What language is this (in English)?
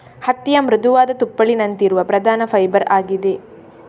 Kannada